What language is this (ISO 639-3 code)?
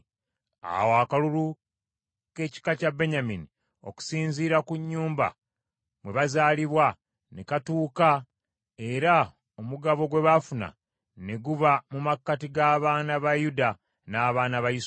lug